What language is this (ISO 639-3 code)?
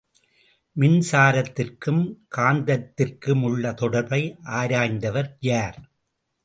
tam